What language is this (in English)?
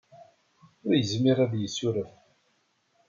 Kabyle